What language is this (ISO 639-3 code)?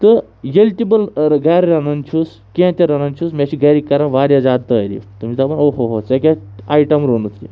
kas